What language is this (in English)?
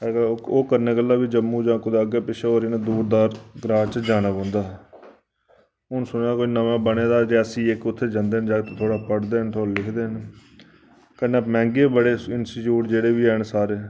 Dogri